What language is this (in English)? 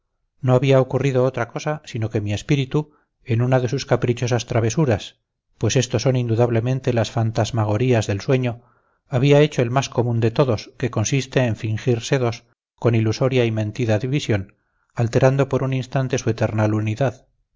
Spanish